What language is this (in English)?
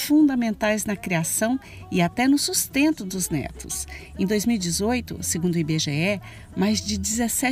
Portuguese